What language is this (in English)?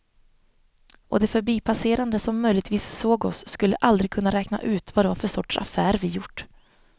Swedish